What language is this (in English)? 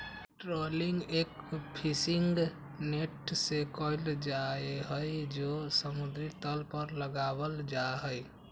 Magahi